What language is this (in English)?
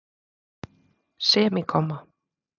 Icelandic